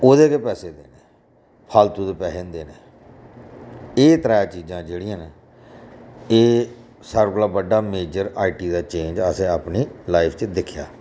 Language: Dogri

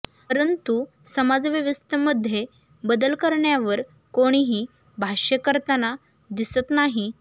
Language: Marathi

